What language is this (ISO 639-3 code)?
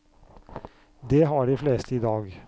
nor